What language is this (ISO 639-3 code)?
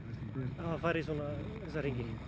isl